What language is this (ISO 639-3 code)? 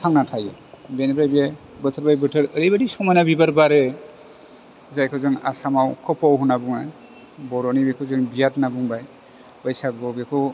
brx